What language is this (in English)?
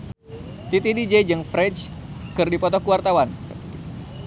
Sundanese